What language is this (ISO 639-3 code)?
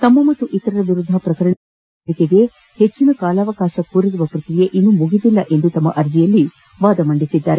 kan